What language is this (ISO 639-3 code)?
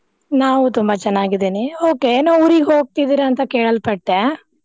kan